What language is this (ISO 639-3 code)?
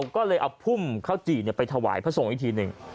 tha